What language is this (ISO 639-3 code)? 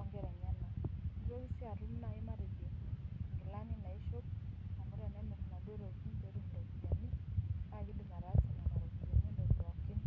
mas